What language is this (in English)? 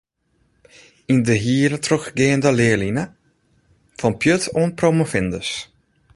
Western Frisian